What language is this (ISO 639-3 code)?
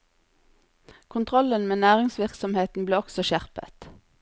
nor